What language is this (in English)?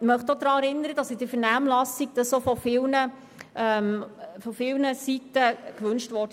Swiss German